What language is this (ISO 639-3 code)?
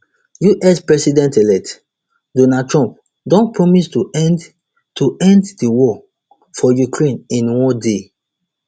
pcm